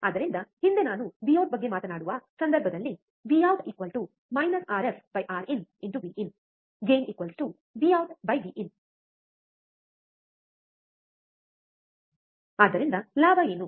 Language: Kannada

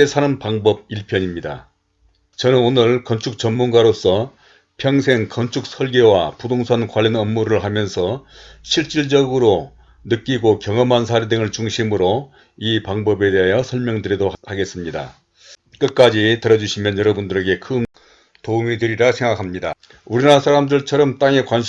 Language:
Korean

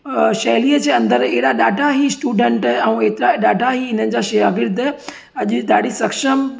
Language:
Sindhi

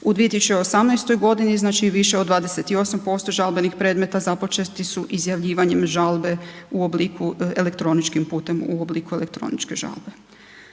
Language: Croatian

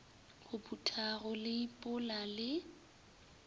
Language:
Northern Sotho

